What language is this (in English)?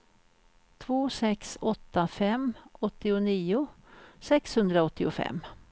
Swedish